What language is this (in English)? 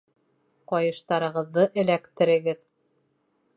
Bashkir